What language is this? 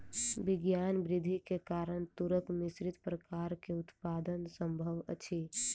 Maithili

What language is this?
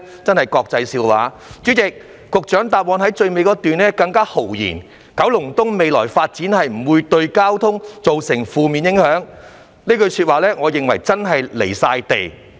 Cantonese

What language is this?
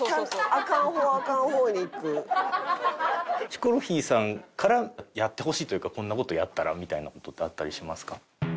Japanese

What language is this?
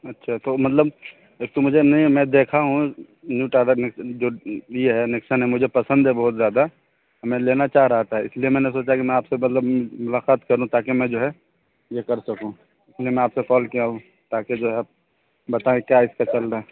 Urdu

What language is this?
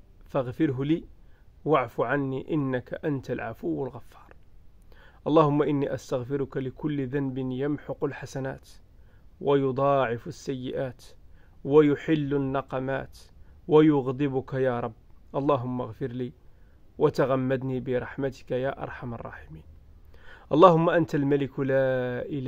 Arabic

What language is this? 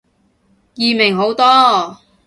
Cantonese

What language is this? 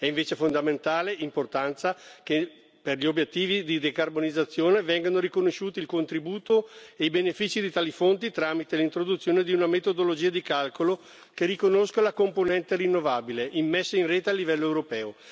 Italian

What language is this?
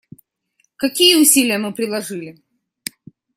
Russian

